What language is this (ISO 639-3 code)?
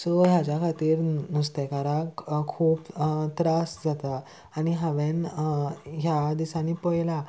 kok